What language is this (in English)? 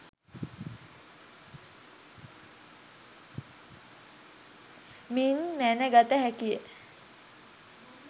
Sinhala